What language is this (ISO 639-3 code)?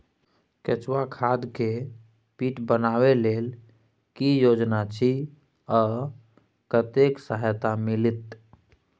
mai